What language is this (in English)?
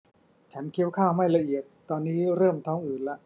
Thai